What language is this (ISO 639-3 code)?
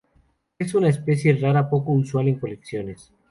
spa